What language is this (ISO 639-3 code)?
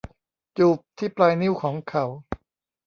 tha